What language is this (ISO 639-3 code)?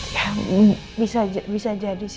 ind